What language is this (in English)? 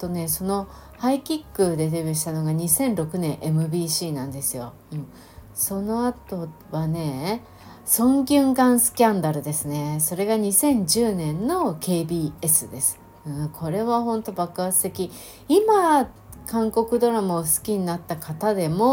Japanese